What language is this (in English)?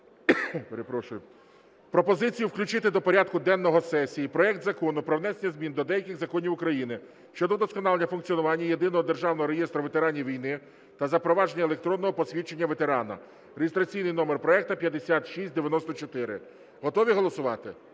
Ukrainian